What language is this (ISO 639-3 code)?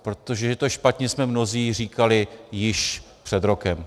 ces